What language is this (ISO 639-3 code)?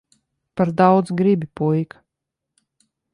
lav